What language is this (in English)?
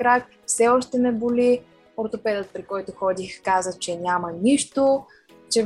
Bulgarian